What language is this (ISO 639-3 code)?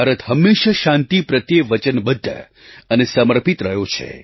guj